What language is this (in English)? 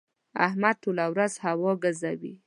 Pashto